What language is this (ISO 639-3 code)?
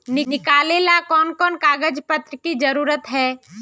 mag